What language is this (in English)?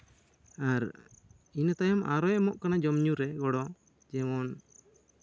Santali